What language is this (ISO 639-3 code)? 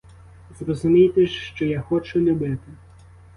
ukr